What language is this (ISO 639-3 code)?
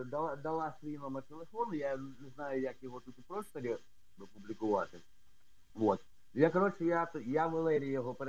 ukr